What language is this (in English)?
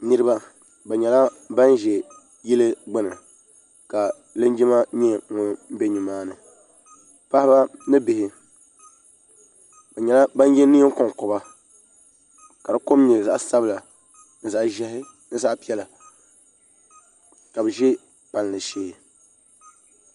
Dagbani